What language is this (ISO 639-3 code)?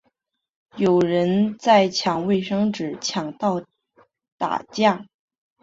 zho